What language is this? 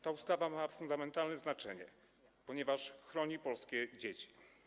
Polish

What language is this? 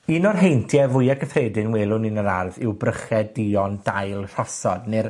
Welsh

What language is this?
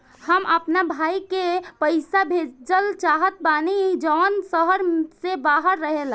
Bhojpuri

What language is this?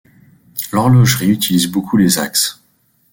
French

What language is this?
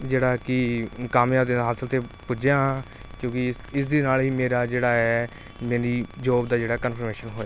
Punjabi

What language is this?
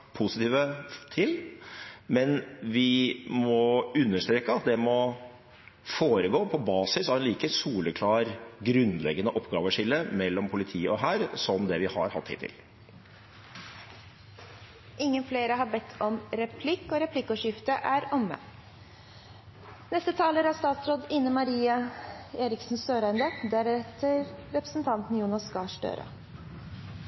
Norwegian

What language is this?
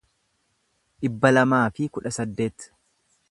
Oromo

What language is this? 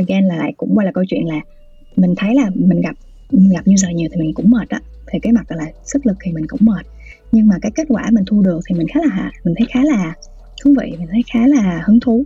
Vietnamese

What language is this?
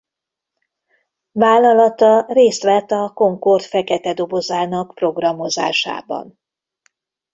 Hungarian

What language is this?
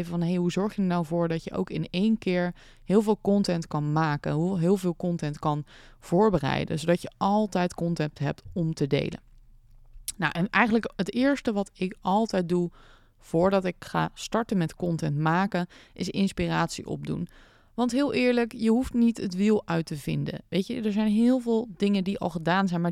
Dutch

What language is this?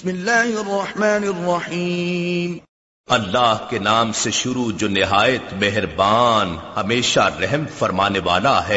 Urdu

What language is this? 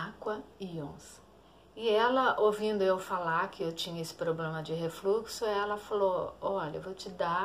Portuguese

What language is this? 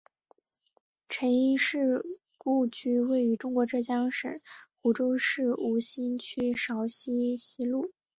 Chinese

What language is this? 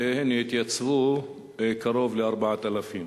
Hebrew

